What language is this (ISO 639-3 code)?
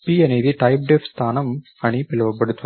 tel